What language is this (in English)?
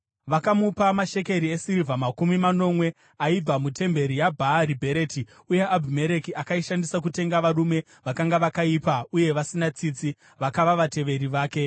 Shona